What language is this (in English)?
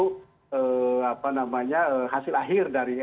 Indonesian